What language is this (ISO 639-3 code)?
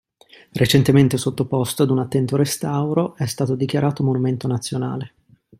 ita